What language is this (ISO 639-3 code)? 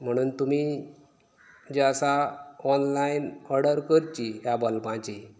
kok